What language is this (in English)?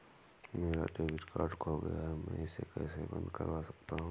Hindi